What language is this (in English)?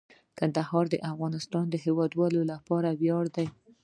Pashto